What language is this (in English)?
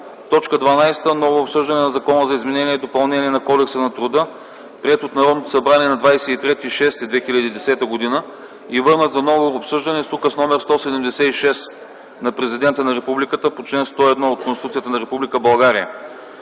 Bulgarian